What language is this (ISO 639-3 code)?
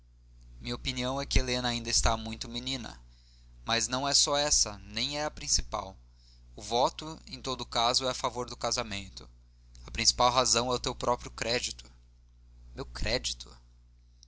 por